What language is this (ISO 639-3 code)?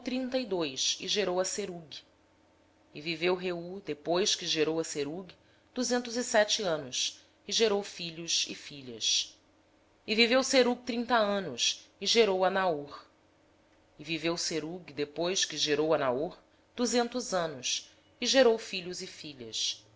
por